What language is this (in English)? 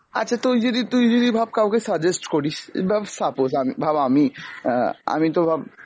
Bangla